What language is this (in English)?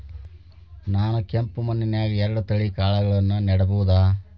Kannada